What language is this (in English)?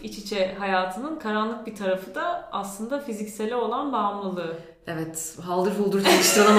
Turkish